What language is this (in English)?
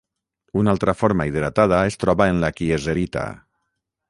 Catalan